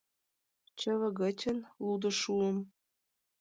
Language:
Mari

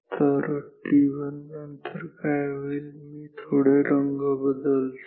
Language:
Marathi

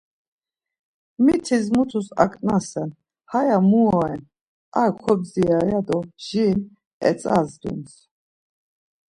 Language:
Laz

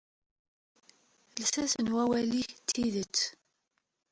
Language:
Kabyle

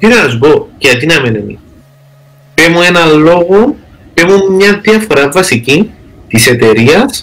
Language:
Greek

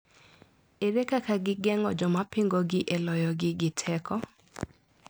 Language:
Luo (Kenya and Tanzania)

